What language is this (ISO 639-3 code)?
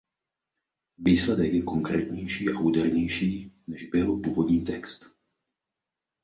ces